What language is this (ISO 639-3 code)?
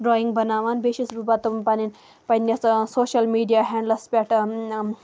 kas